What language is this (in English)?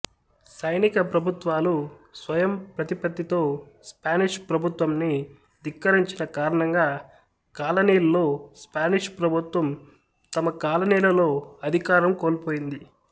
Telugu